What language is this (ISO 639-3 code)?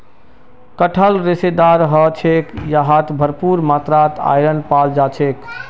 mag